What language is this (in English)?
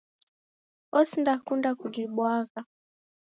Taita